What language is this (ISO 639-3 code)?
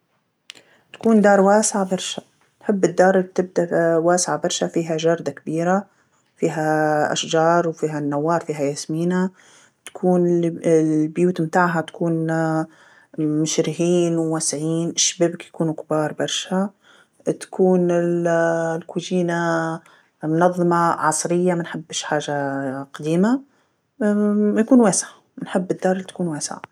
aeb